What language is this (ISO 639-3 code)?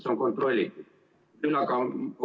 est